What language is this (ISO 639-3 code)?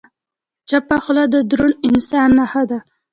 pus